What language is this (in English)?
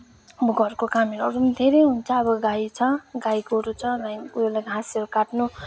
Nepali